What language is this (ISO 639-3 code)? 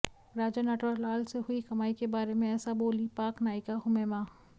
hin